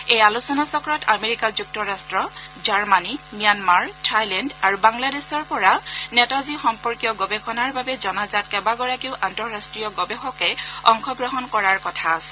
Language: Assamese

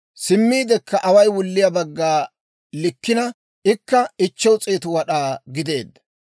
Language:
Dawro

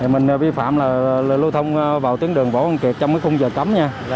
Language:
Vietnamese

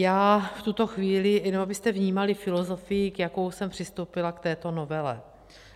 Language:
Czech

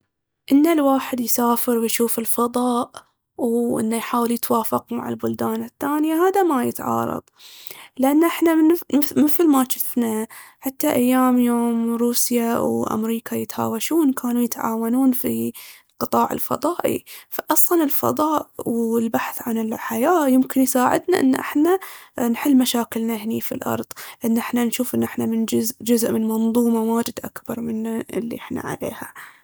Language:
Baharna Arabic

